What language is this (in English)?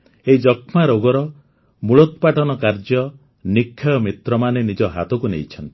Odia